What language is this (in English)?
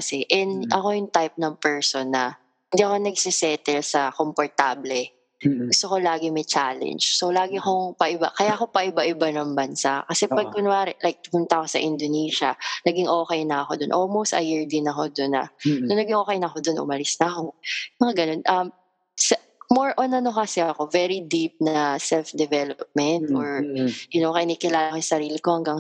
Filipino